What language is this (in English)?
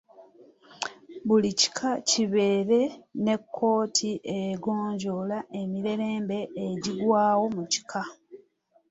Ganda